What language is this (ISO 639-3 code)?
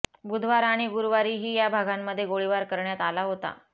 mar